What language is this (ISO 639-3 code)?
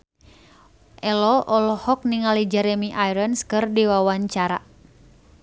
sun